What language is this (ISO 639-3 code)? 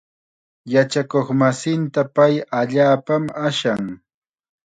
qxa